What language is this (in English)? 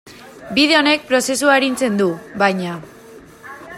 Basque